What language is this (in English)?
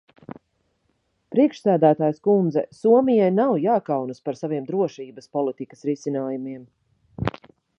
Latvian